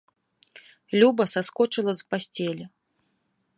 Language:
Belarusian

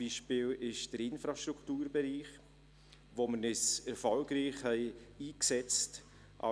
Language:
Swiss German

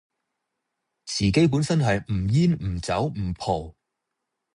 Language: Cantonese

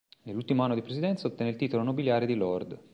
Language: Italian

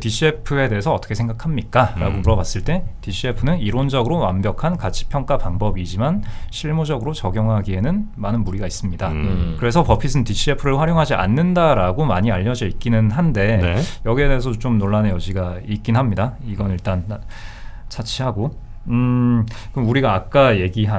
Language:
Korean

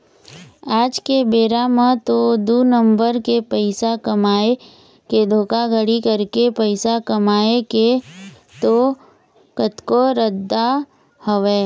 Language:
Chhattisgarhi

